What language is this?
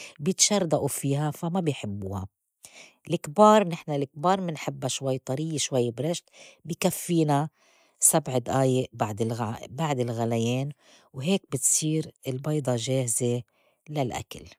North Levantine Arabic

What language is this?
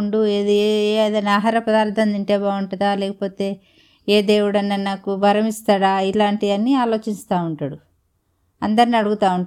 Telugu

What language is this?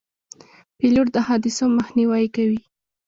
Pashto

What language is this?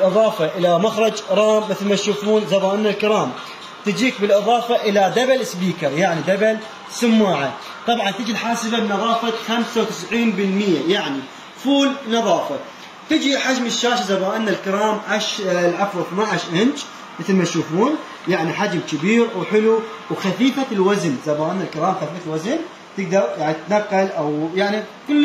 Arabic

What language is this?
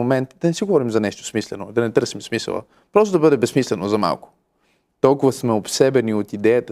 Bulgarian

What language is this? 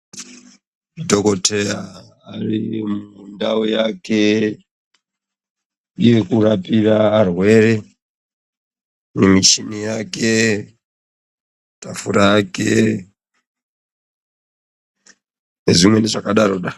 Ndau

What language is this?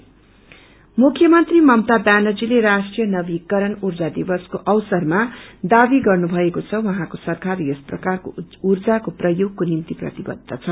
Nepali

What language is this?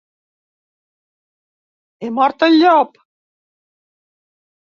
Catalan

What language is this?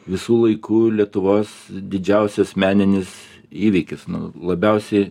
Lithuanian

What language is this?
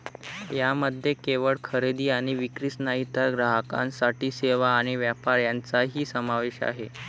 Marathi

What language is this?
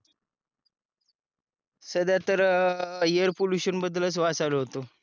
Marathi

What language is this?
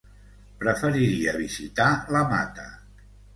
Catalan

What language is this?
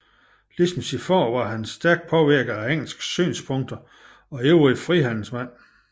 Danish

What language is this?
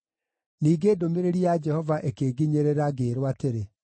Kikuyu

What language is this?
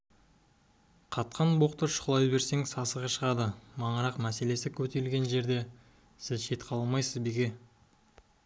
Kazakh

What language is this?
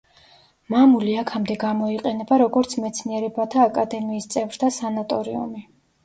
Georgian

